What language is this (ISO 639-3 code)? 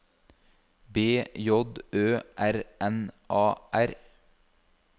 nor